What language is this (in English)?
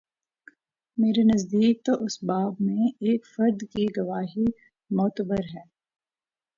Urdu